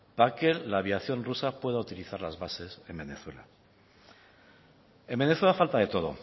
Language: Spanish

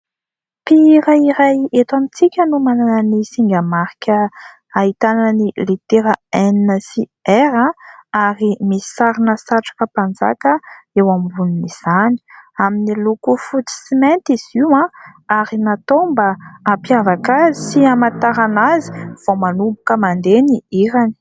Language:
Malagasy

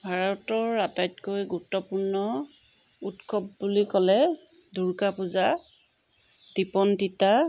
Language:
Assamese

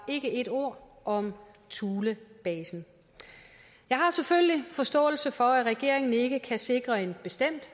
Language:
Danish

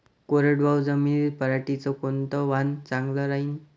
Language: Marathi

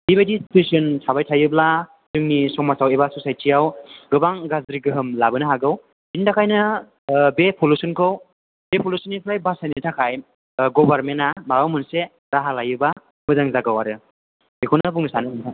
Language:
Bodo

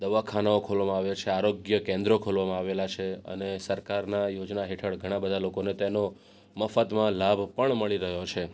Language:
Gujarati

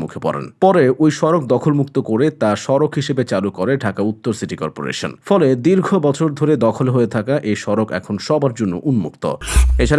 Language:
Bangla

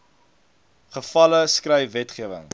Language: Afrikaans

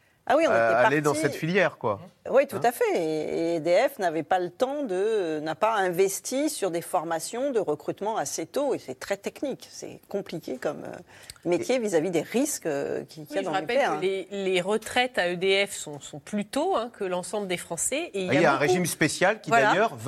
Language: French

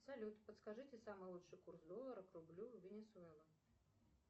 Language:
Russian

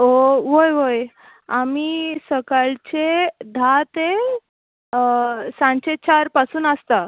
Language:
Konkani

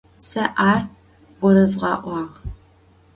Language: Adyghe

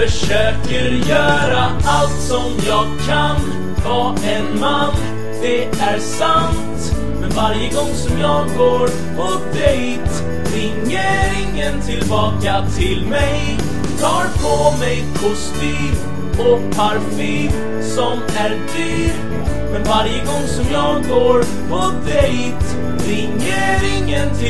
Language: Swedish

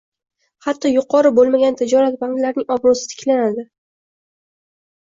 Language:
Uzbek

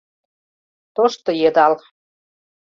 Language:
Mari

